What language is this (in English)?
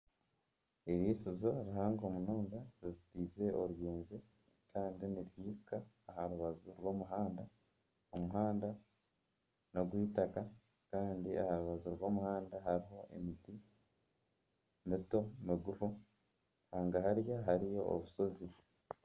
Nyankole